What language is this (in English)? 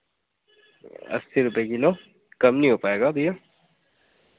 Hindi